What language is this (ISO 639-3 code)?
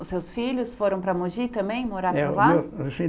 por